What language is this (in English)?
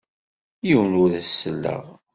Kabyle